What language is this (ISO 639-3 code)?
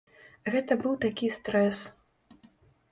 bel